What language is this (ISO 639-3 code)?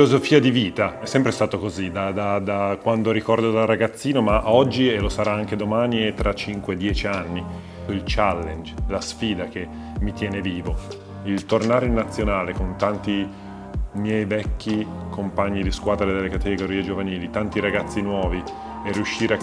ita